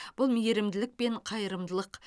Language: Kazakh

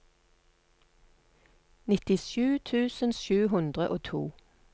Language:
Norwegian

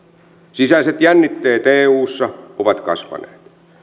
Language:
Finnish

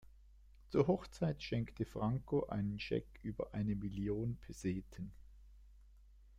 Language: German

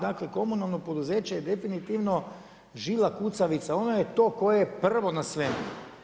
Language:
Croatian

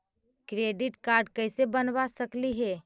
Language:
Magahi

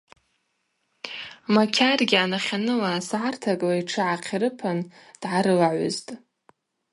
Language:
Abaza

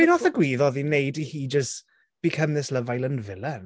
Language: Welsh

